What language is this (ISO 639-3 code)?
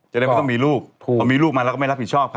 tha